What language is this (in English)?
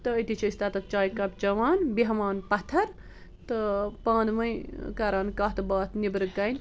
Kashmiri